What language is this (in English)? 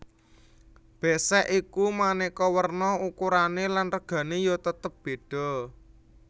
Javanese